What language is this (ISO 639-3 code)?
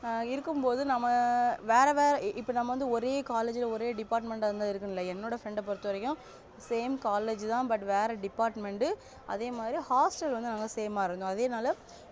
tam